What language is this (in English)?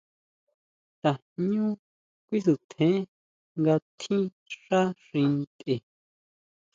Huautla Mazatec